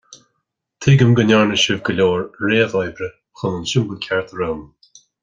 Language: Irish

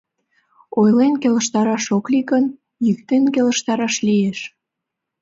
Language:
Mari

